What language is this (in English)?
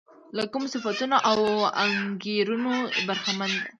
Pashto